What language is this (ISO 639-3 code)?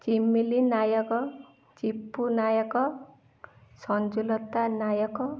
ori